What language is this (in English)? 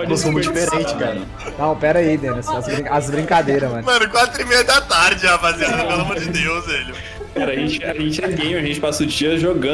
Portuguese